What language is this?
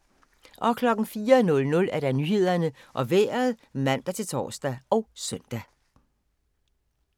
Danish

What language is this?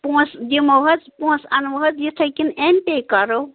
Kashmiri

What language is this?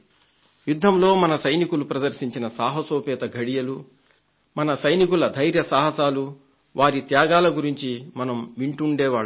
Telugu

